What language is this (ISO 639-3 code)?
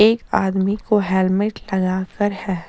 hin